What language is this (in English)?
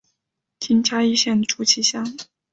Chinese